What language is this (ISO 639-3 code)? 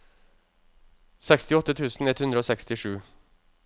nor